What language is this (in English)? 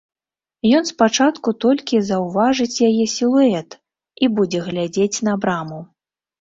Belarusian